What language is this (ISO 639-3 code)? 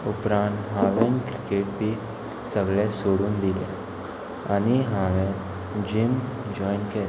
kok